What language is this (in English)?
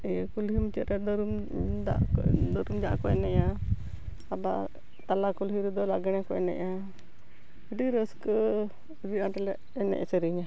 Santali